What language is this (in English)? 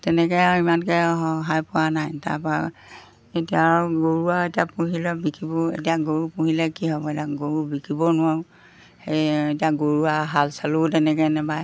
Assamese